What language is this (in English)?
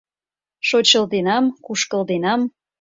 Mari